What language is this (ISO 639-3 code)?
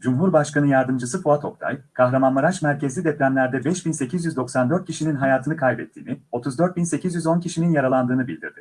tur